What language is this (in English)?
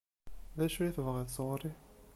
Kabyle